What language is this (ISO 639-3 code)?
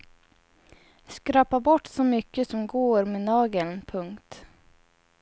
swe